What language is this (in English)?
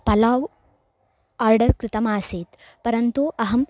Sanskrit